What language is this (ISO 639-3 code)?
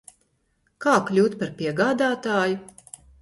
lav